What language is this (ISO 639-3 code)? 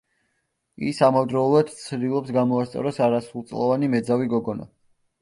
kat